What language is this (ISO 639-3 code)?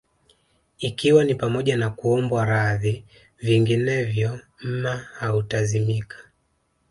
swa